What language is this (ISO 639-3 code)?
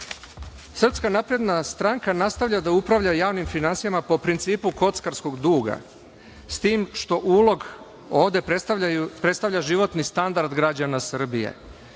srp